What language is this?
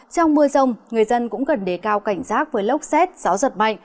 Vietnamese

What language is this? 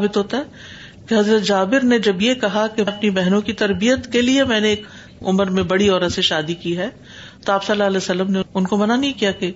Urdu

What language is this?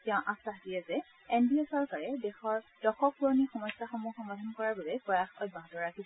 Assamese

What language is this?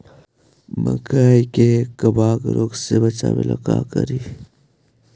Magahi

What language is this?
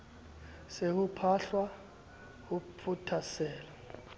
Southern Sotho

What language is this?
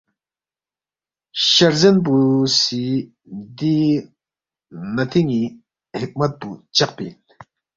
Balti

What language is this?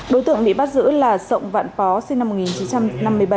Vietnamese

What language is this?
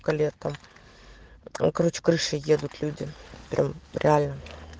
Russian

